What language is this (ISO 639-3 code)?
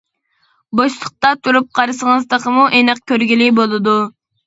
uig